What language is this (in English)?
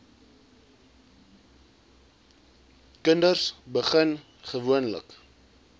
Afrikaans